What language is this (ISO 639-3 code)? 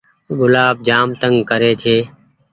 gig